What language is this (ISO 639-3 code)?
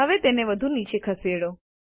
guj